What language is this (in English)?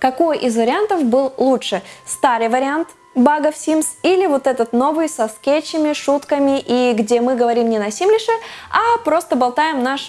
Russian